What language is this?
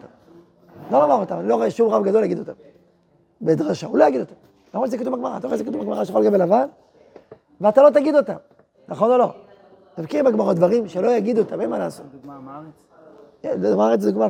Hebrew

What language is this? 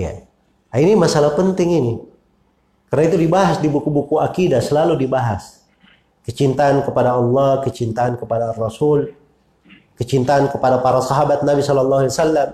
Indonesian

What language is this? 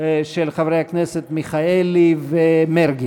Hebrew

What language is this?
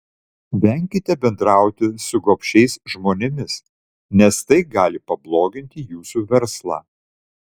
Lithuanian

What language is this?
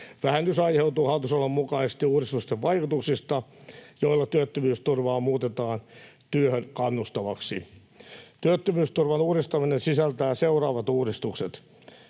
Finnish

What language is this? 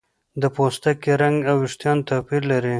Pashto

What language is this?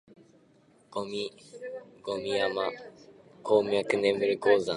Japanese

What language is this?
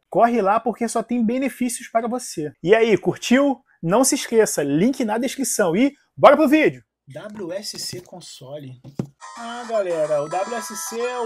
Portuguese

